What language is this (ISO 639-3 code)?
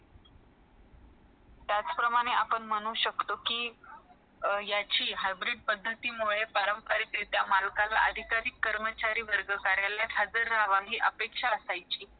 mar